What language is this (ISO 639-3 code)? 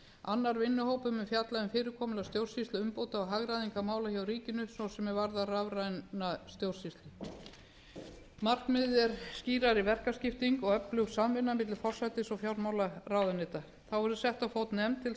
isl